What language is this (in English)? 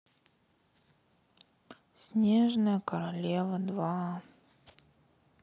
Russian